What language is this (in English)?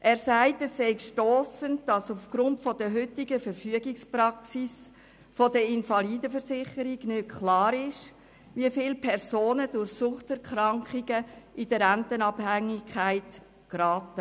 Swiss German